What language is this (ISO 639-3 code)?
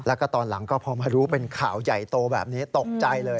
tha